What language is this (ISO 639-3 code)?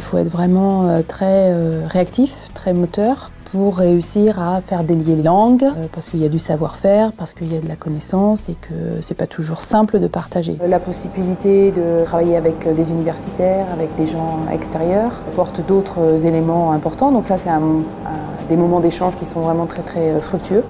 fra